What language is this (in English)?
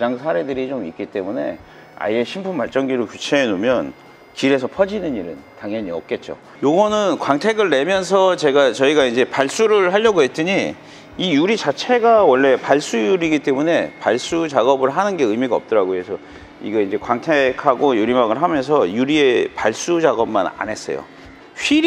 Korean